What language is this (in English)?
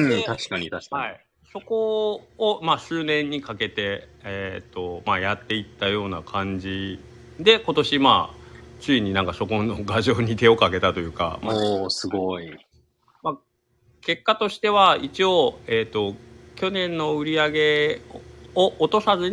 Japanese